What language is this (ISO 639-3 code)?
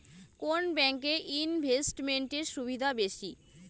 ben